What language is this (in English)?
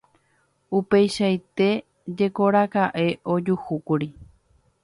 Guarani